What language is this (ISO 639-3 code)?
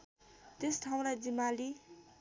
nep